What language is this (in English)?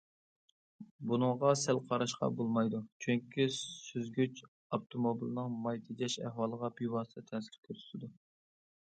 Uyghur